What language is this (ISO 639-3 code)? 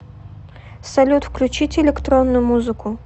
rus